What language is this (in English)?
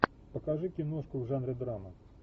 Russian